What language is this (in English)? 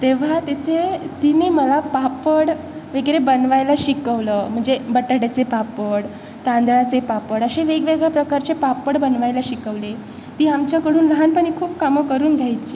Marathi